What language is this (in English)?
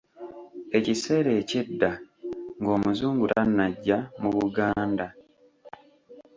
Ganda